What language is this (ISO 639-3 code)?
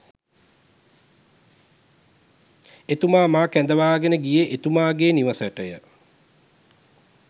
sin